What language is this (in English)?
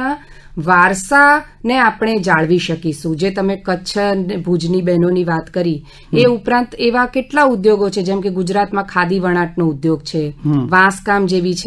Gujarati